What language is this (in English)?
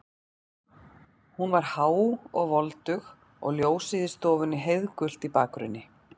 Icelandic